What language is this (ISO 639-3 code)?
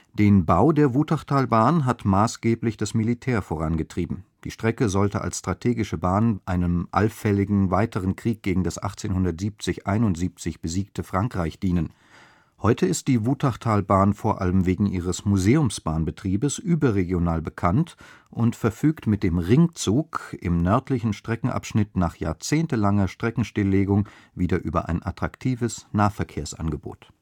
deu